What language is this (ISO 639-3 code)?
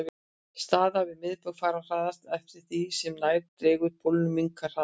isl